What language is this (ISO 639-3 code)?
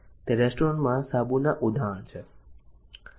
guj